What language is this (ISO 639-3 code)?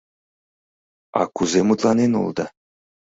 chm